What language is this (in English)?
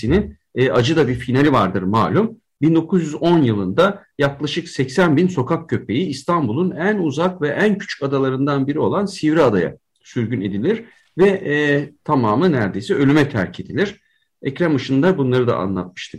Turkish